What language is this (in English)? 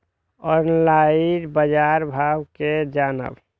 Maithili